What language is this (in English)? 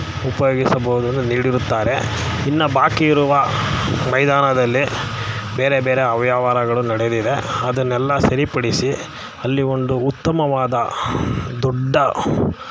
Kannada